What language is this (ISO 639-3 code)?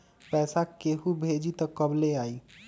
mag